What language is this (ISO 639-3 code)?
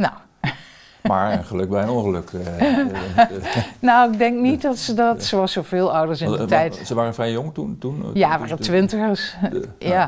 nld